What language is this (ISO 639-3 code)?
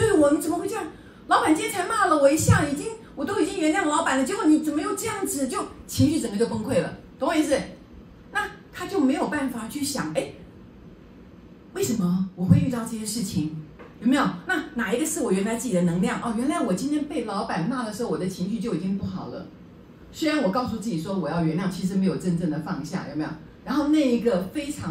zho